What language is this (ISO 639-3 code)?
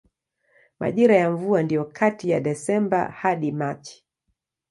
swa